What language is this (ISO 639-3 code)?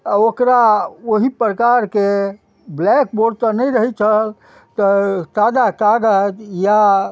mai